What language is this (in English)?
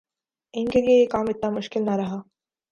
Urdu